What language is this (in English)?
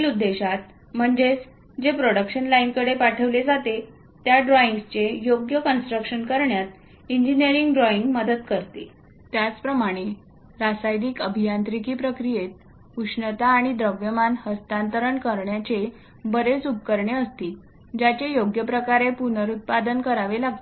Marathi